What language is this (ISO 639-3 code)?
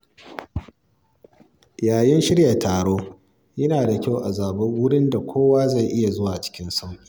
hau